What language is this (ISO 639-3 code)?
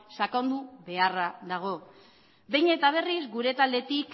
eus